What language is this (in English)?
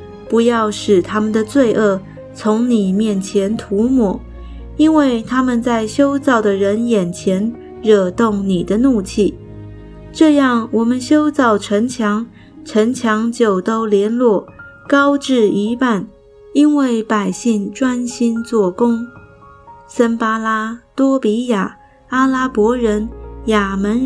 Chinese